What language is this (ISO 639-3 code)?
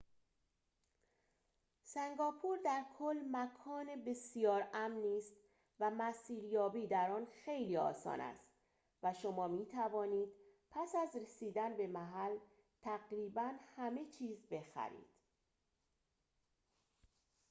fas